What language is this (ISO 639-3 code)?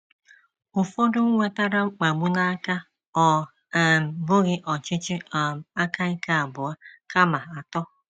ibo